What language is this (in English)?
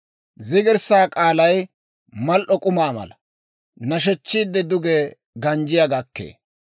Dawro